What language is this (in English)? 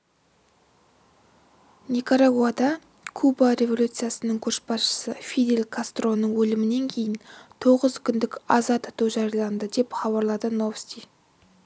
Kazakh